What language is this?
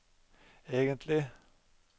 Norwegian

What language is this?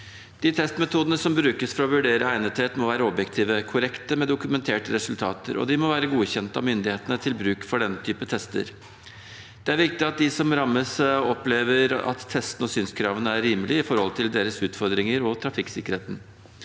Norwegian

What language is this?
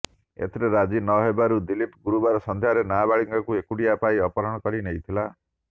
Odia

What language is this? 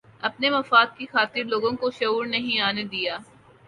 Urdu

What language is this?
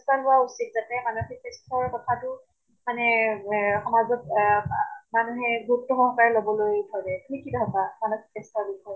Assamese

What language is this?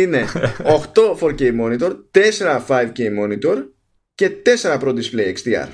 Greek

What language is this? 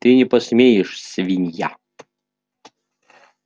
Russian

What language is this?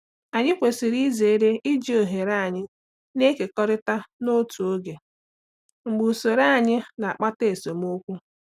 Igbo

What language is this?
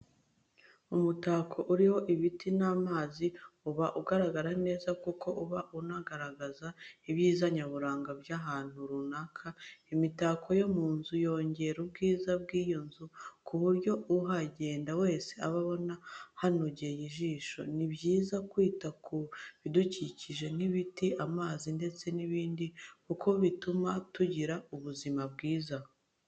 Kinyarwanda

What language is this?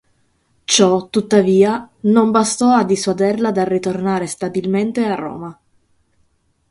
Italian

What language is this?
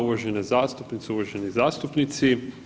Croatian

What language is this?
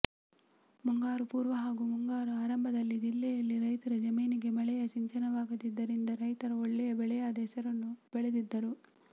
Kannada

